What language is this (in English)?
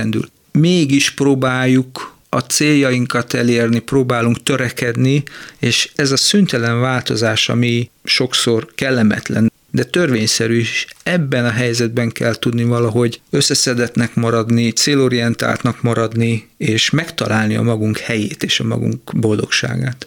Hungarian